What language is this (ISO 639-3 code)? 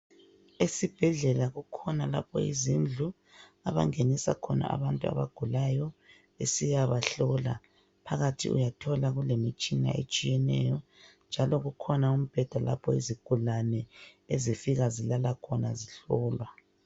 nde